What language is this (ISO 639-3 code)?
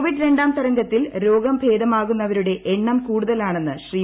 mal